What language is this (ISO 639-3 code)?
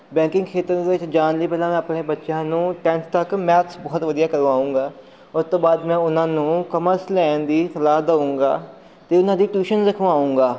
pan